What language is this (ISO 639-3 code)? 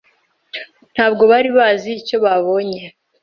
kin